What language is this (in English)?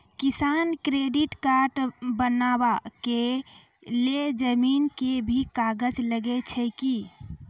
Maithili